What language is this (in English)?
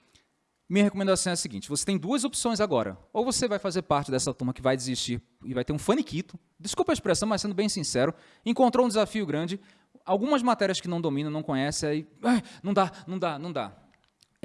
Portuguese